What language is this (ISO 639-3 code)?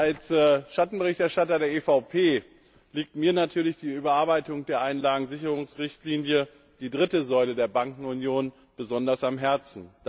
deu